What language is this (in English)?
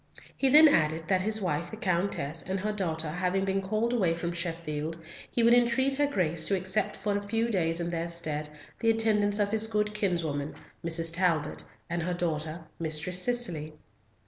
English